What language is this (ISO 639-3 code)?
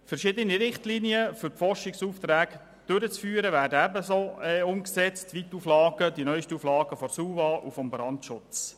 gsw